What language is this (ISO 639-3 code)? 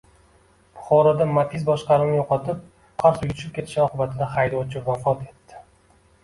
uzb